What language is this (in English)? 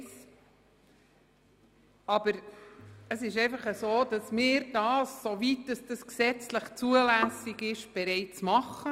Swiss German